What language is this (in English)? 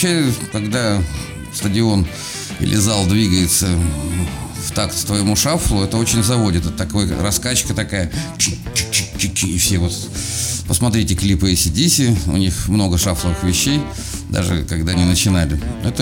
Russian